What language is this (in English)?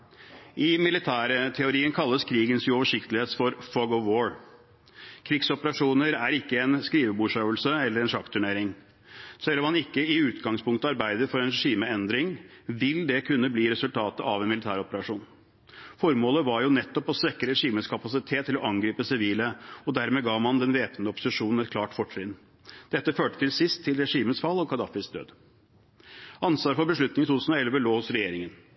Norwegian Bokmål